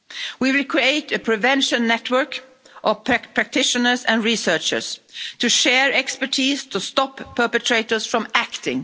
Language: English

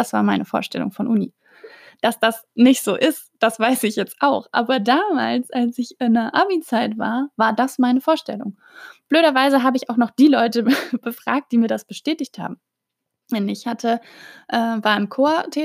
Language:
German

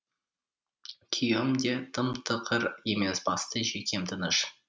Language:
Kazakh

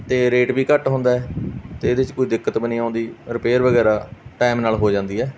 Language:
Punjabi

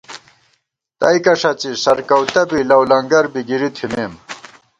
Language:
Gawar-Bati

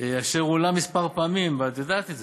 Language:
Hebrew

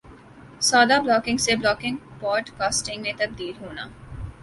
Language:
Urdu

